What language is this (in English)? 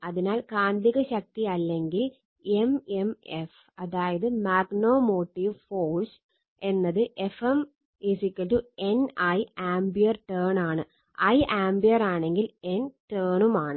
Malayalam